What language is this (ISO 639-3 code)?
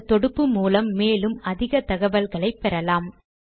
tam